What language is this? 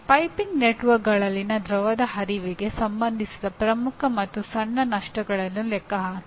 Kannada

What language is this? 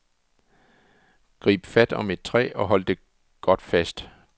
Danish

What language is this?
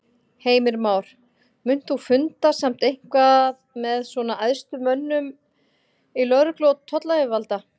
Icelandic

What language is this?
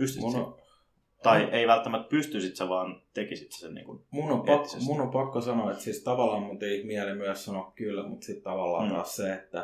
Finnish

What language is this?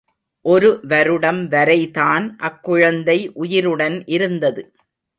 Tamil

